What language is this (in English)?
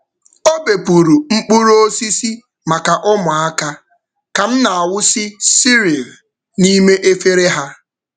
Igbo